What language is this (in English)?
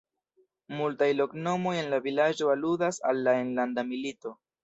Esperanto